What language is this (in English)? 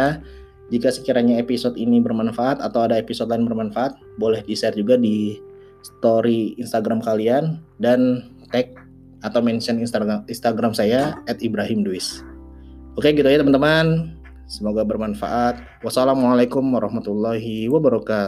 Indonesian